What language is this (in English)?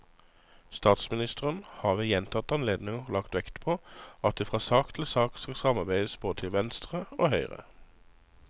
Norwegian